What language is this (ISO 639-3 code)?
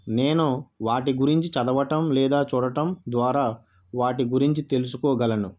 tel